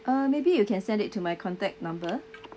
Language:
English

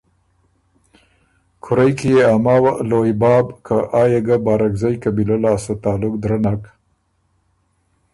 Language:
Ormuri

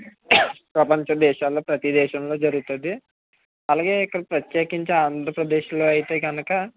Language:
Telugu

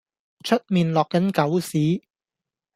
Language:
Cantonese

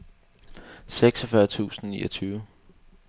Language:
Danish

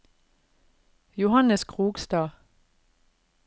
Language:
Norwegian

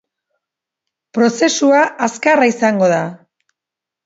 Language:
Basque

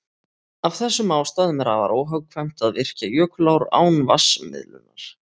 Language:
Icelandic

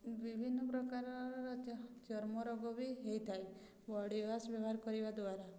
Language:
Odia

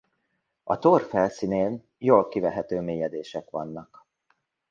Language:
Hungarian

